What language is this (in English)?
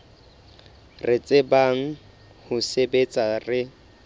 Southern Sotho